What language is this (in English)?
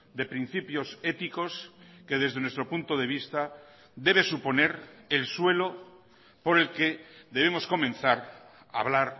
Spanish